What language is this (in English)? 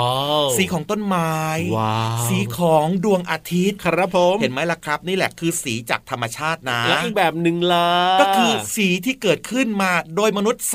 Thai